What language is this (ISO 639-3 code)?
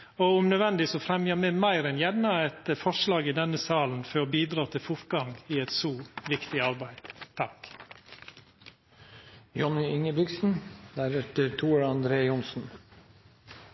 nno